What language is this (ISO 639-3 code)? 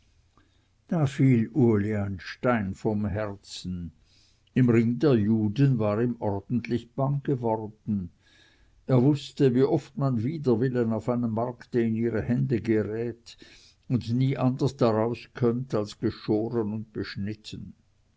deu